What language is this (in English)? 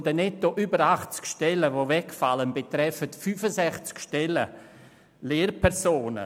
Swiss German